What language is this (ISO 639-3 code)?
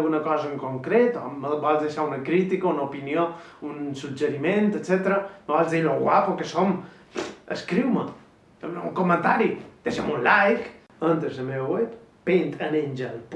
cat